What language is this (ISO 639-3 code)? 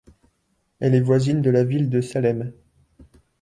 fra